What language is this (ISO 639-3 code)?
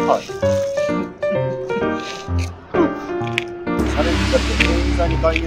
jpn